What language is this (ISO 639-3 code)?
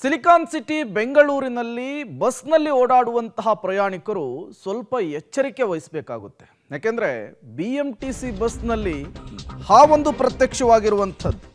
kan